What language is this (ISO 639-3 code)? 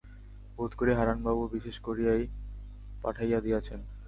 ben